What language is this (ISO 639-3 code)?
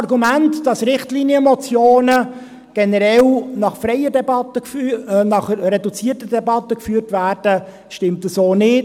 gsw